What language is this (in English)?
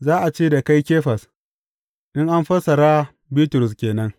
Hausa